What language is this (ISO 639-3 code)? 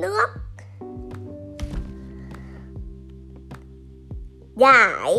vie